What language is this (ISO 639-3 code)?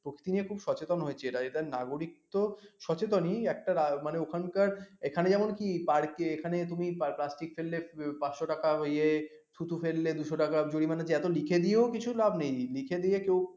ben